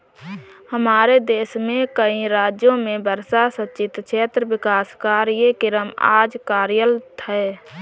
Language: Hindi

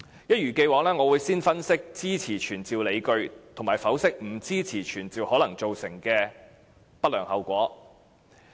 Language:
Cantonese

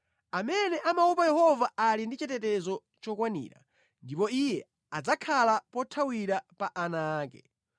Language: Nyanja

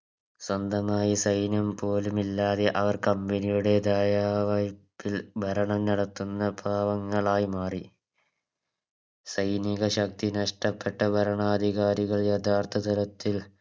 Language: Malayalam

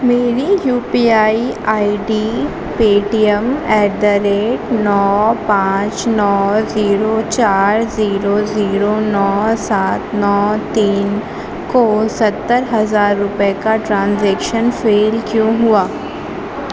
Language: Urdu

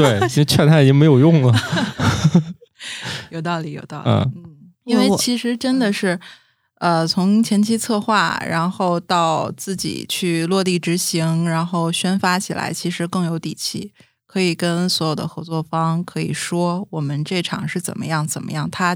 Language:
Chinese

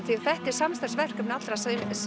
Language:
Icelandic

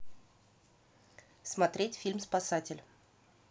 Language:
Russian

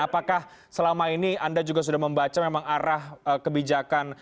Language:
Indonesian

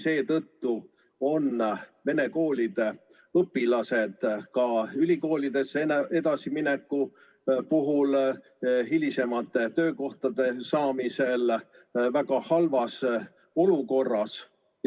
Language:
Estonian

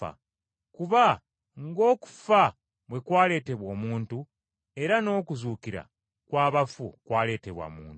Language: Ganda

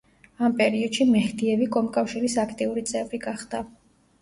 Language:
Georgian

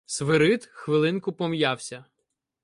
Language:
Ukrainian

